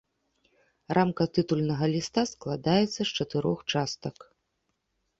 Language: Belarusian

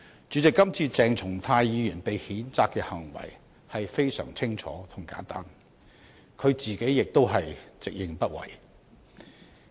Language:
Cantonese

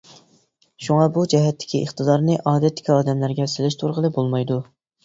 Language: Uyghur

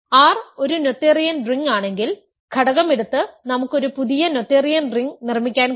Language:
Malayalam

